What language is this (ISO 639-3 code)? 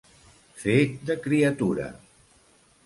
cat